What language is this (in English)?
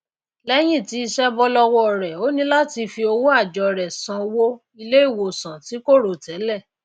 Yoruba